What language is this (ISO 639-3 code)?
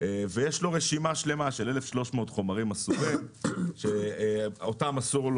heb